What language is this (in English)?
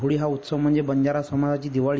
Marathi